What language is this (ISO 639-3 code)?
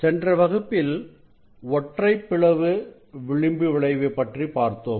tam